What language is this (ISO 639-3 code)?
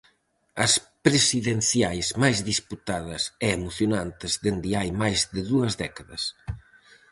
glg